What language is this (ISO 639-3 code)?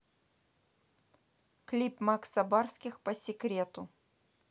rus